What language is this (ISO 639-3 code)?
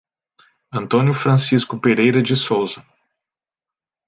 por